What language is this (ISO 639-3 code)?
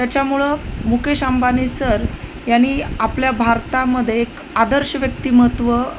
mar